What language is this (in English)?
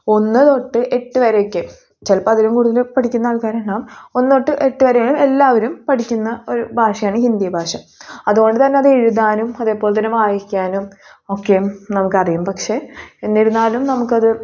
Malayalam